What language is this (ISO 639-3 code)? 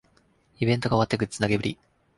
jpn